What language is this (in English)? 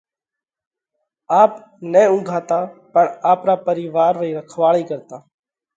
Parkari Koli